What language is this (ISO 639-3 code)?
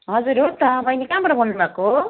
nep